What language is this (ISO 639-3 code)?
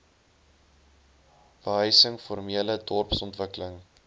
afr